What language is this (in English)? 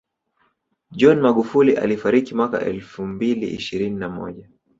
Swahili